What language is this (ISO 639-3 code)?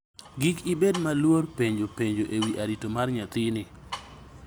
luo